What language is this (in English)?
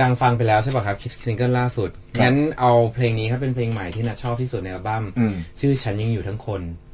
Thai